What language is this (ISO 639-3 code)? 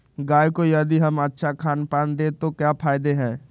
mag